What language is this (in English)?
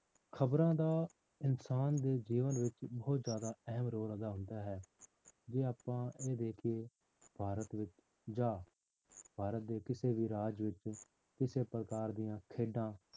Punjabi